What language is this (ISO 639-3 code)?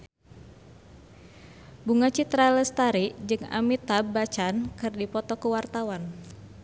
sun